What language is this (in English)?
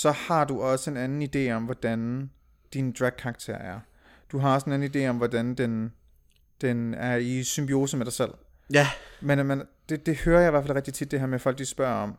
Danish